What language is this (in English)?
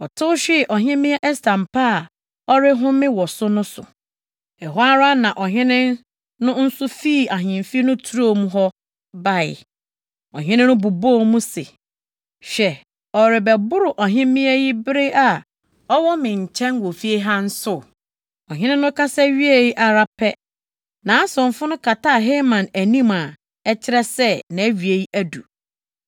Akan